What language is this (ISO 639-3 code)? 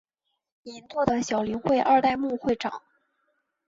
zho